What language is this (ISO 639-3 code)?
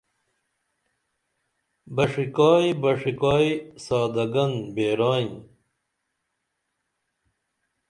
dml